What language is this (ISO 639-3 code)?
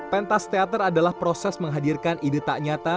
ind